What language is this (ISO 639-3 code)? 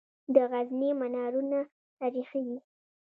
pus